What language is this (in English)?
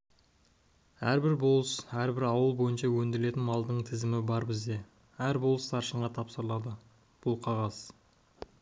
Kazakh